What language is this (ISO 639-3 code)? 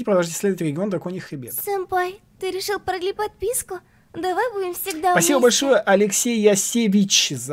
rus